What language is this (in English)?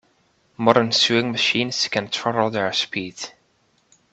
English